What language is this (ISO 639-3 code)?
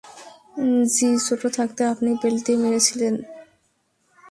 ben